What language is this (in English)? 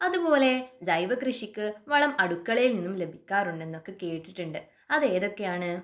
Malayalam